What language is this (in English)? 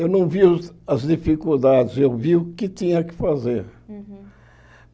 Portuguese